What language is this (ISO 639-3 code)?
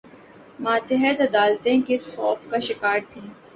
urd